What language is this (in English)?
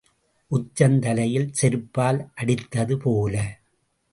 Tamil